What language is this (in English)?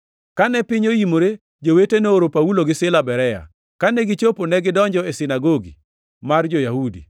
Luo (Kenya and Tanzania)